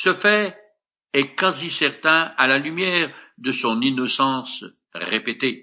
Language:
French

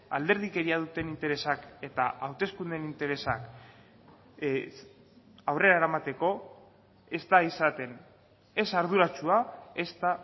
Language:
Basque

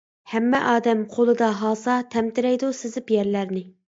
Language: Uyghur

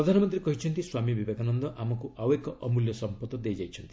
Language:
Odia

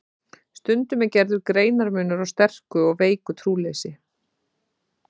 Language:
Icelandic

